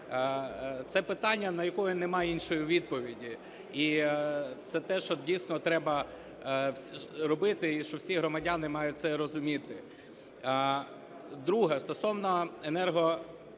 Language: Ukrainian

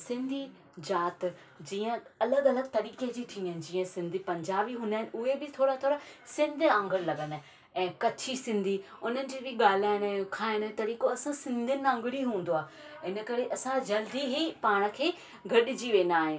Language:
Sindhi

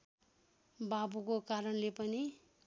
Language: Nepali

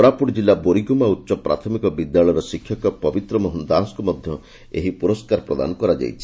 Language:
Odia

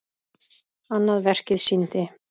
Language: Icelandic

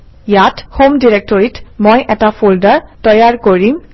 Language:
Assamese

